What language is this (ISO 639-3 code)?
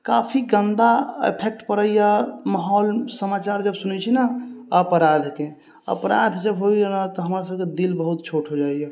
mai